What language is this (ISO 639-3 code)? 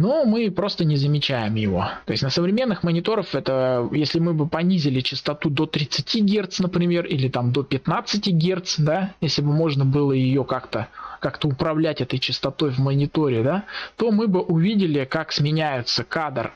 rus